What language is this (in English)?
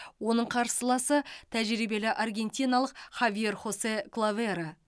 Kazakh